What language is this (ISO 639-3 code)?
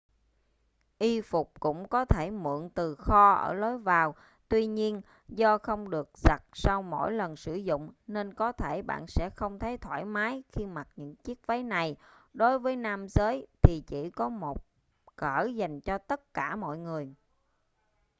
vie